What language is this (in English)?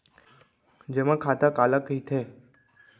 Chhattisgarhi